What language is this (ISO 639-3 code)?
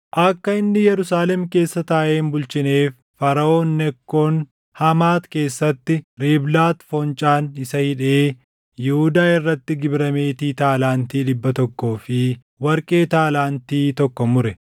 orm